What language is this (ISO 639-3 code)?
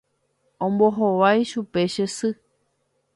grn